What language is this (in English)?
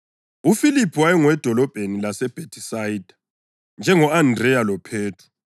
North Ndebele